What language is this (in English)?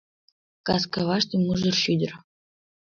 Mari